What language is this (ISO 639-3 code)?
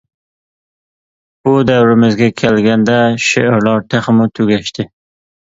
uig